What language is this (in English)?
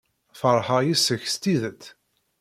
Kabyle